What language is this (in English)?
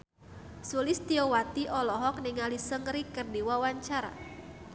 Sundanese